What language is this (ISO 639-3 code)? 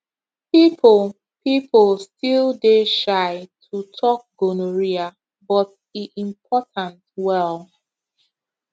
pcm